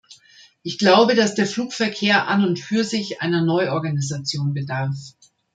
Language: German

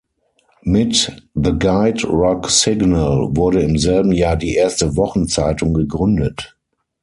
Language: German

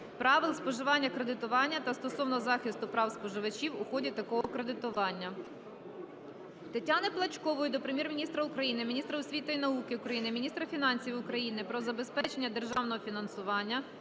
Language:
Ukrainian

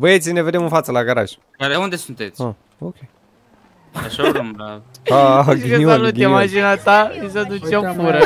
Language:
Romanian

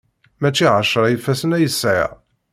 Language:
Kabyle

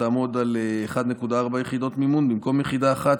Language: Hebrew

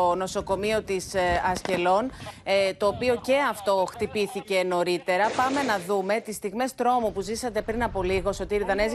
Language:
Greek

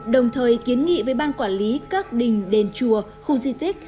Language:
Vietnamese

